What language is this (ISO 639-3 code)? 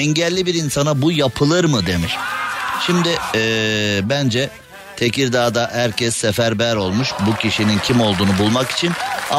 tur